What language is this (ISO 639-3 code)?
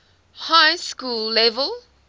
eng